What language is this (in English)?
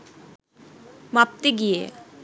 Bangla